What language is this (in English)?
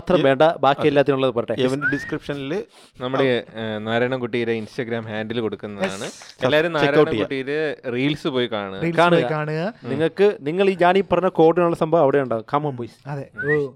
Malayalam